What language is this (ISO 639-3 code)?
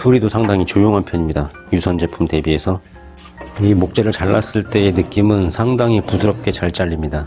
kor